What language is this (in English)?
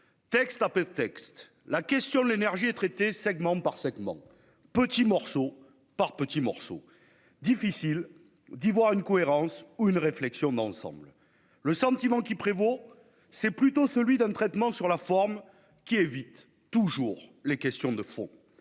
French